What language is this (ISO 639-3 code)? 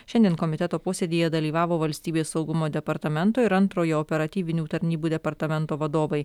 lit